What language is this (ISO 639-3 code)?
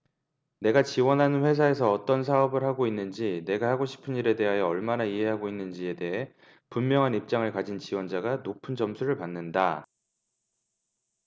kor